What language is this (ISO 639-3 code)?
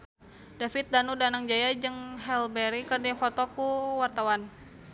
sun